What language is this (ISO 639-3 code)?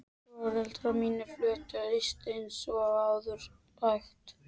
isl